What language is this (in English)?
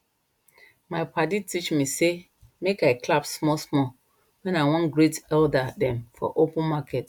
Nigerian Pidgin